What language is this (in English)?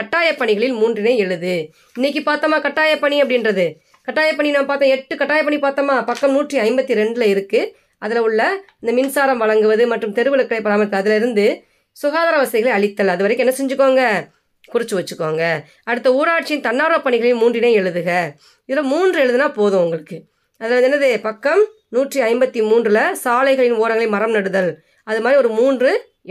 Tamil